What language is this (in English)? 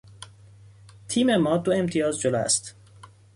Persian